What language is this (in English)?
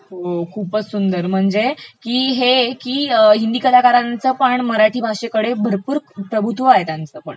Marathi